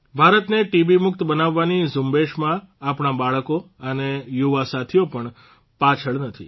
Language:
Gujarati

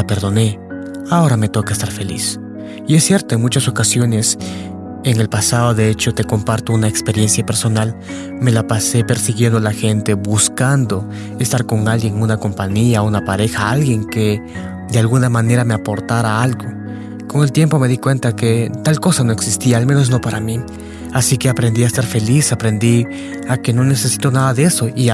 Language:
Spanish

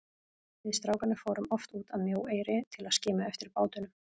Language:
Icelandic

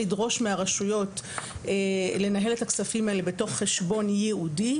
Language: Hebrew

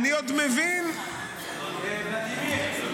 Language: Hebrew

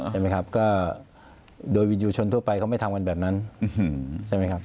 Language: Thai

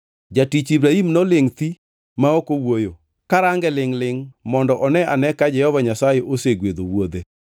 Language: Luo (Kenya and Tanzania)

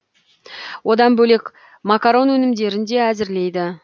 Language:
Kazakh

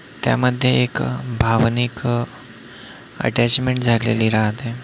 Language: Marathi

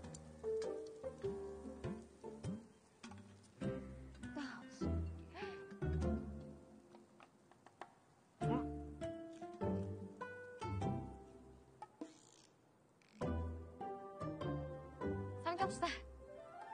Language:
Korean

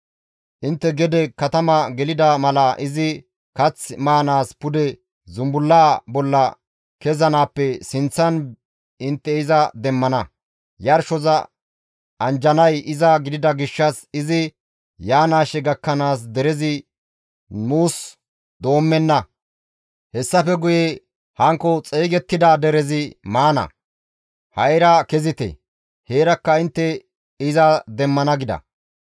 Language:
Gamo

